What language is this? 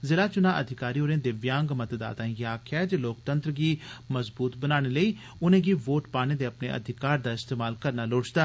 Dogri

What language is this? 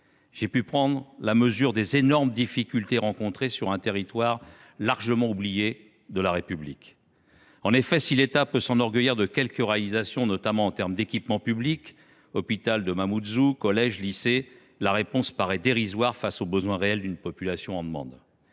French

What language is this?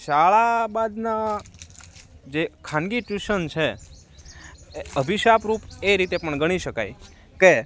Gujarati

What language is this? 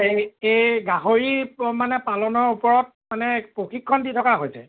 Assamese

